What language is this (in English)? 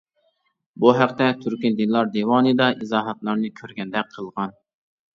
Uyghur